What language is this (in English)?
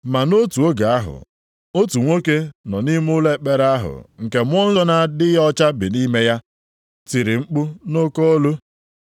Igbo